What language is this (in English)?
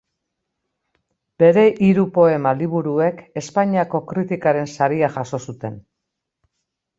Basque